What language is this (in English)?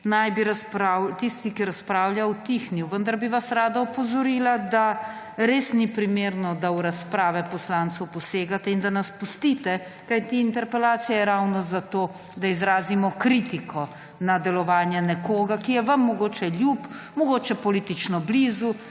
Slovenian